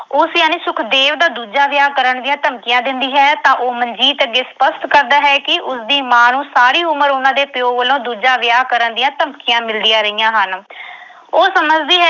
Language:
Punjabi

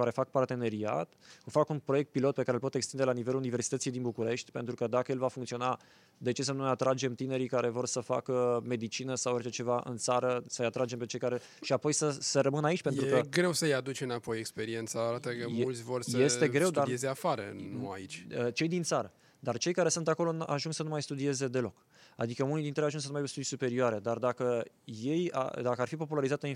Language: Romanian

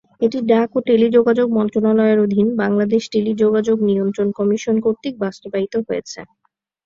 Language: Bangla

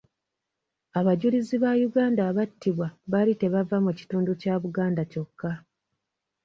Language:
Ganda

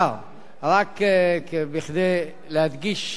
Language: Hebrew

